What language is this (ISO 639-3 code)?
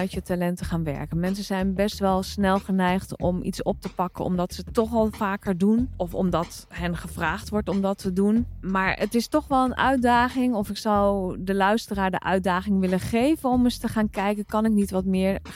nld